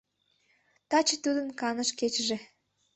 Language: Mari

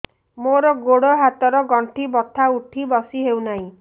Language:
Odia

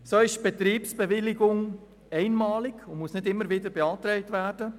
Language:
Swiss German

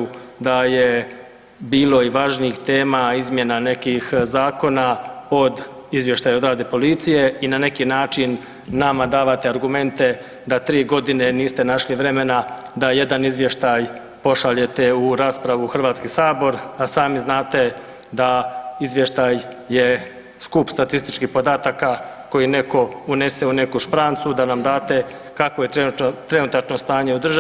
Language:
Croatian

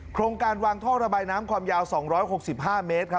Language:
Thai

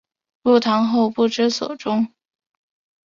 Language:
Chinese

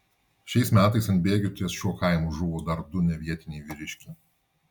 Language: Lithuanian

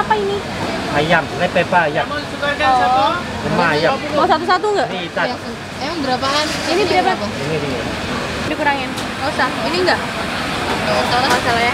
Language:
Indonesian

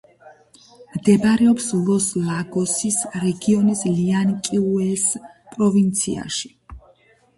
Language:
Georgian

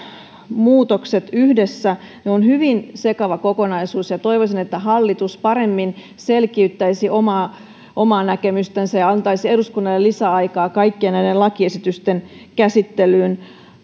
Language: Finnish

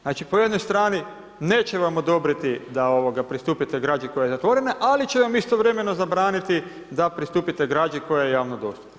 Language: Croatian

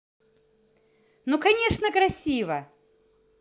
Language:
Russian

